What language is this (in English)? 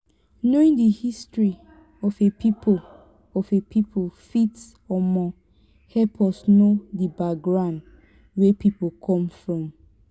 Nigerian Pidgin